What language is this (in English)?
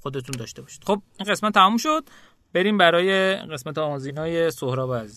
Persian